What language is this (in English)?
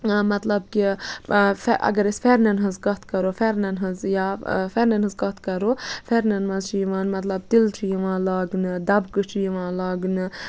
Kashmiri